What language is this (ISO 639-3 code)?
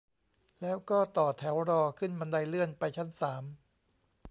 tha